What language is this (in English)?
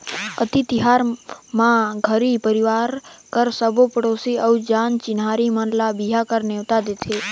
Chhattisgarhi